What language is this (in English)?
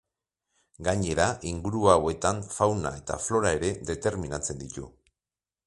Basque